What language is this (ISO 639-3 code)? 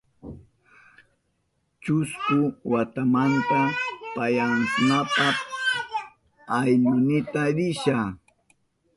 qup